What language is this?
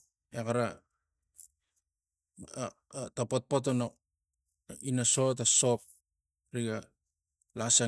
Tigak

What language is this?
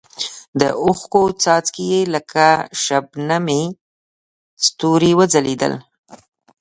Pashto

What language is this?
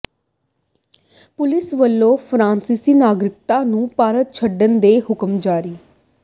Punjabi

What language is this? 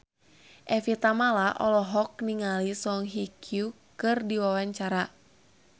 Sundanese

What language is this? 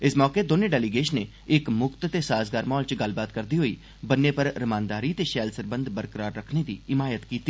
Dogri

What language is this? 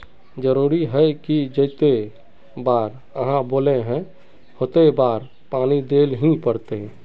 Magahi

